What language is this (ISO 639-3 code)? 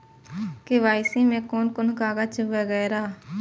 mai